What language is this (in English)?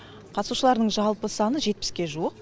Kazakh